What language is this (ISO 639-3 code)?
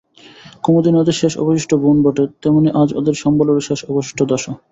ben